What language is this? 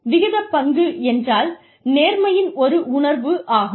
Tamil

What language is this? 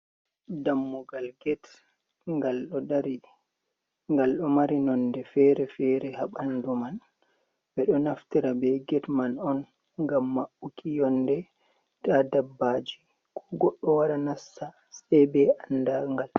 Fula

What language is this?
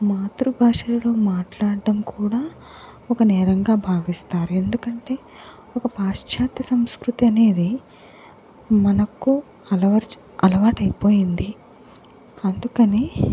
Telugu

